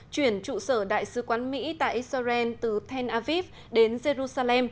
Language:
Vietnamese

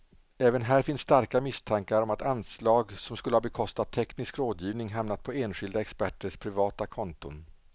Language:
Swedish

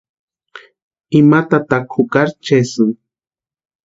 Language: Western Highland Purepecha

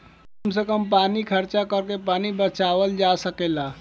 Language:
Bhojpuri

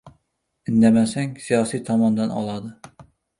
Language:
Uzbek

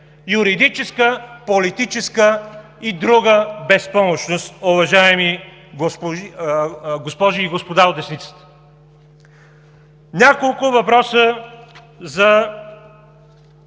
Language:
Bulgarian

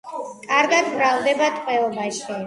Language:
Georgian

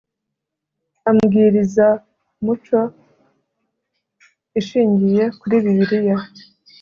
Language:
Kinyarwanda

